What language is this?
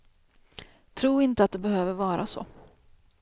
Swedish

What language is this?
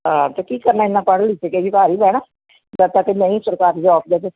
Punjabi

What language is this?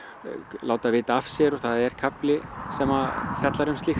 Icelandic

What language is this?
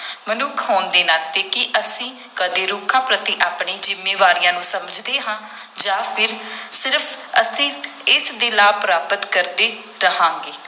Punjabi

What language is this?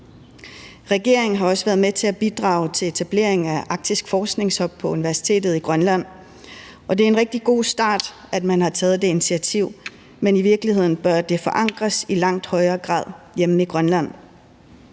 Danish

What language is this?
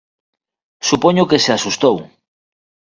Galician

